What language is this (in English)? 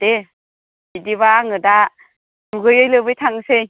Bodo